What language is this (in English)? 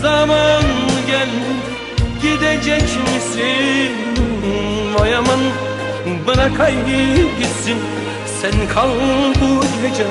Turkish